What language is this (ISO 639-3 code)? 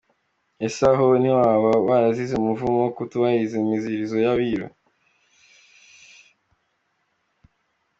kin